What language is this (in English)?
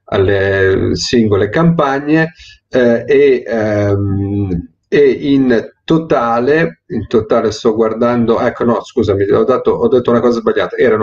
Italian